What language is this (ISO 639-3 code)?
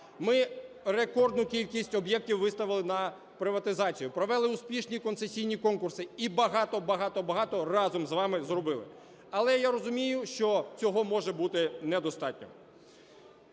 ukr